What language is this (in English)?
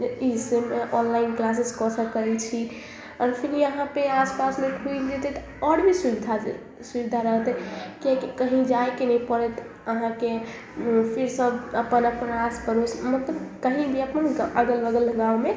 Maithili